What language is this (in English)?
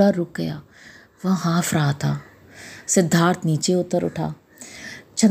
Hindi